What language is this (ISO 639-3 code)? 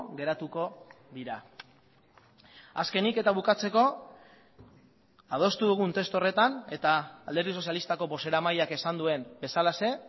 eus